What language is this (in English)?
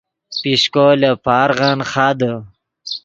Yidgha